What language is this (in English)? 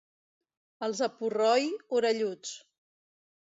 Catalan